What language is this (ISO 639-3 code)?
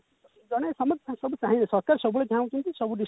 ori